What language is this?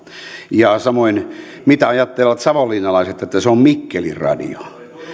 Finnish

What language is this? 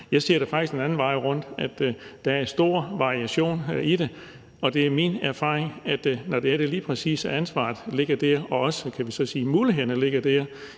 Danish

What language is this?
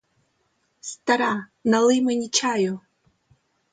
Ukrainian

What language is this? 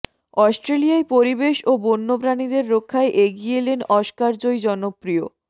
Bangla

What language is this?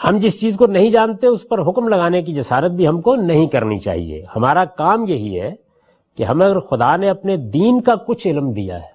Urdu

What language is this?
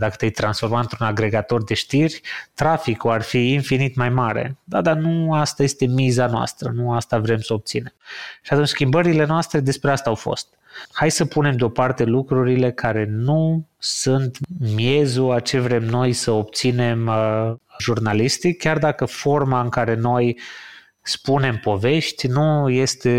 Romanian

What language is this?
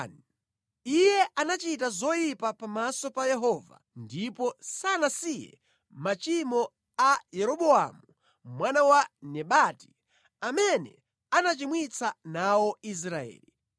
Nyanja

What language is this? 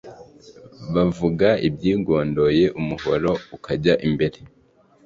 Kinyarwanda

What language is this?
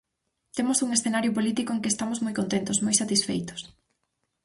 Galician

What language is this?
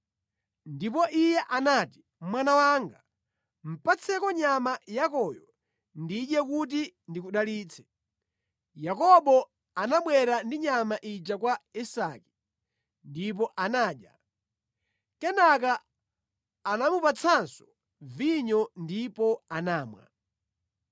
Nyanja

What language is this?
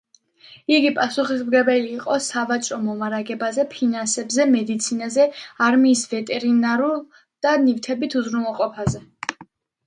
Georgian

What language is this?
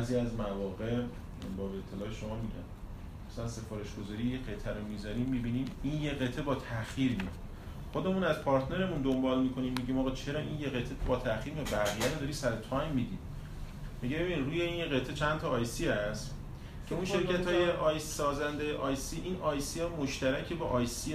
Persian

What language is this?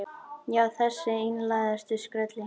Icelandic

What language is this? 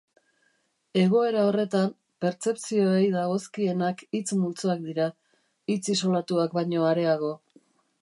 Basque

